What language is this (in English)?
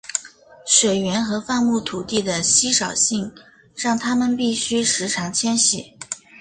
Chinese